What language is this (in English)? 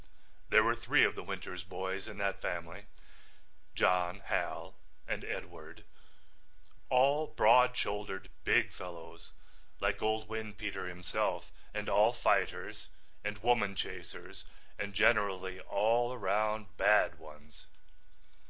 English